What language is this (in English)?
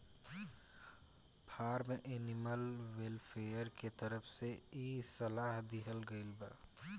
Bhojpuri